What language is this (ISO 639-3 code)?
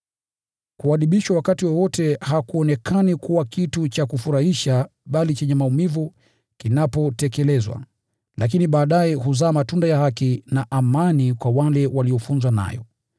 swa